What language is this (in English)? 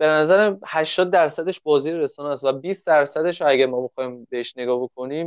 Persian